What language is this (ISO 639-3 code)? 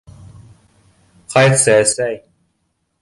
bak